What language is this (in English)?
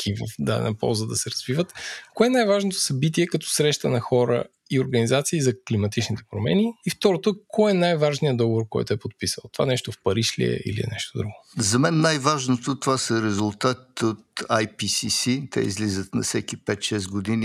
Bulgarian